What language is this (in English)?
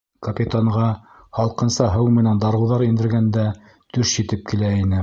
Bashkir